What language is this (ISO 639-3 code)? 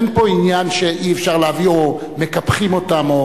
heb